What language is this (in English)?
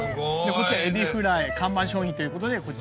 Japanese